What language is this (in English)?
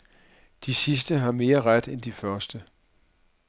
Danish